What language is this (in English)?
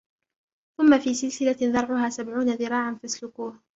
Arabic